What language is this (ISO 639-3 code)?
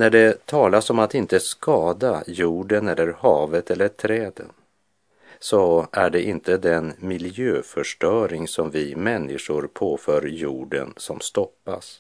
swe